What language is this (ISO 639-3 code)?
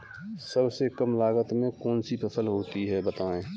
hin